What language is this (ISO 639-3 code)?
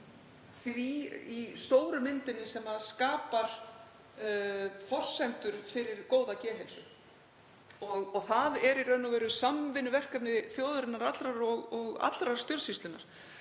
isl